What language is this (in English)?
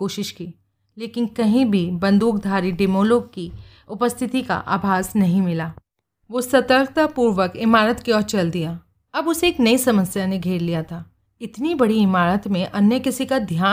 Hindi